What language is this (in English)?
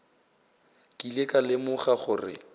Northern Sotho